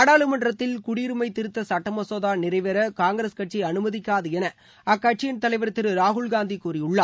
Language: Tamil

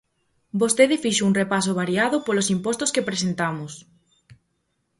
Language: Galician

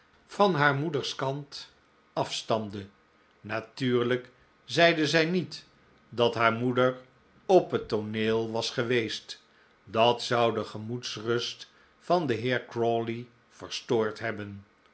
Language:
Dutch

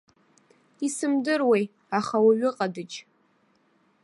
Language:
Abkhazian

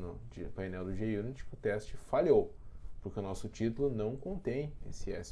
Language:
Portuguese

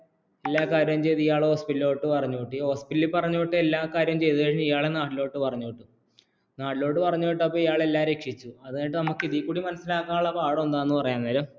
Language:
Malayalam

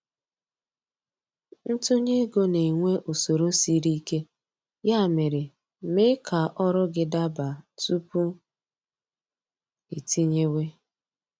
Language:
Igbo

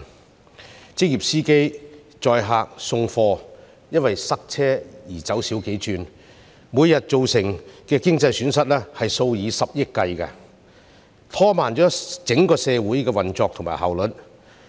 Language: Cantonese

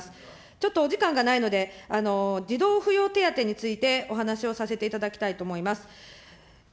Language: Japanese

